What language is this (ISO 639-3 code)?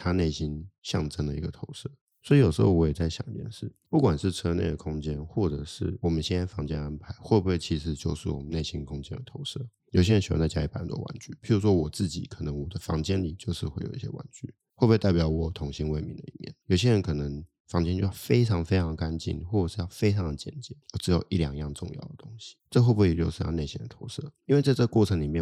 zho